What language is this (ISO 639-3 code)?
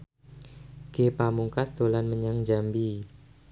jav